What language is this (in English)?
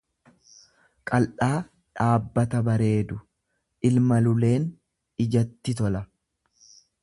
Oromo